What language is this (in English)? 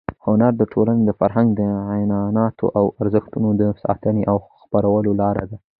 Pashto